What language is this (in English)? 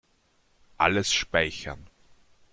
German